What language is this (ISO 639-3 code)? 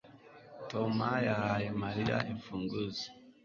kin